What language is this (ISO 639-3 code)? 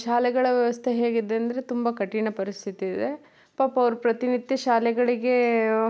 kan